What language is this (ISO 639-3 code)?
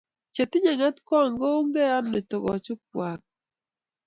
kln